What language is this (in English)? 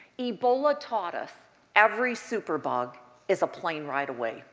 English